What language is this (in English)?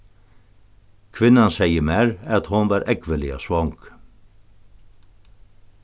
Faroese